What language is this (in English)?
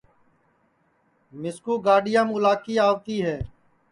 Sansi